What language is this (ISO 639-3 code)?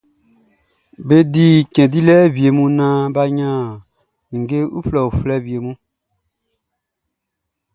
bci